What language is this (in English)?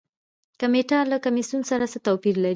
Pashto